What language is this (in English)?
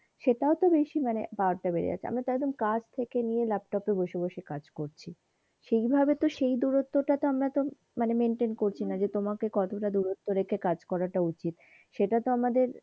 Bangla